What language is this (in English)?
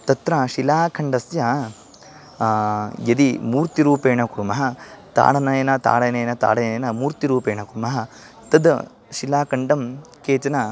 Sanskrit